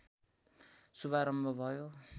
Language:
Nepali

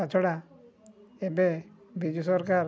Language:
Odia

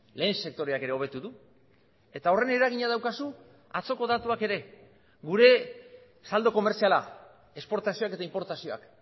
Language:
Basque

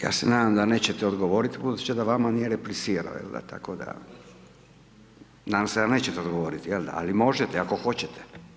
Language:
Croatian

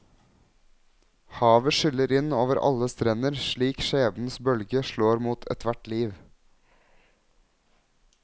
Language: Norwegian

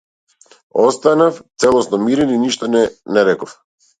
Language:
Macedonian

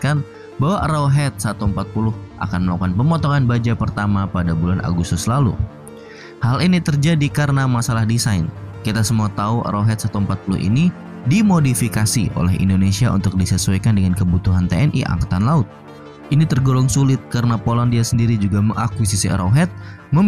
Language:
Indonesian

